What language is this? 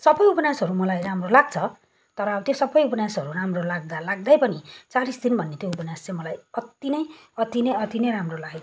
Nepali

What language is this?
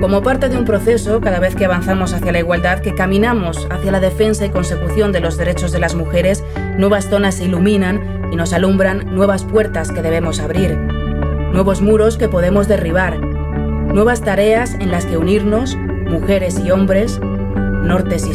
Arabic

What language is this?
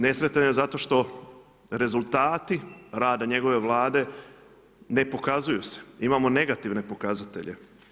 Croatian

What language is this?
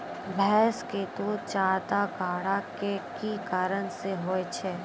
Maithili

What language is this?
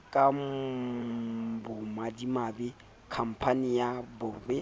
Southern Sotho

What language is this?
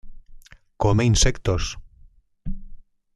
Spanish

